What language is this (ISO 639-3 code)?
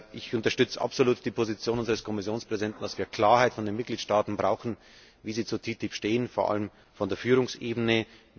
deu